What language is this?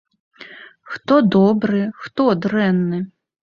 Belarusian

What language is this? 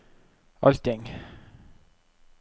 Norwegian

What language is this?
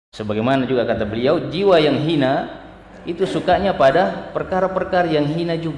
Indonesian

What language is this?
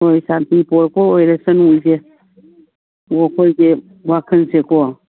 Manipuri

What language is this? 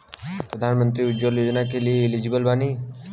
Bhojpuri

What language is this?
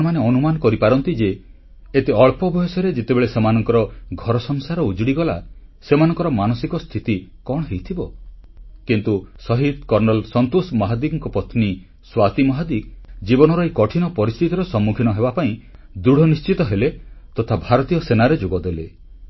Odia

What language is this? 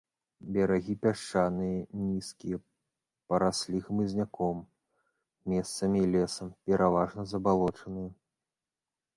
Belarusian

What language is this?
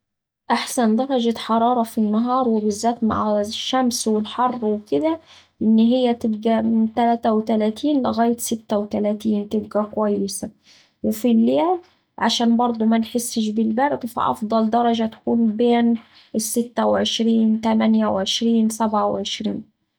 Saidi Arabic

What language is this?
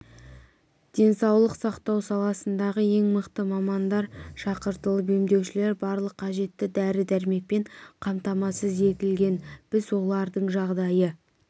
Kazakh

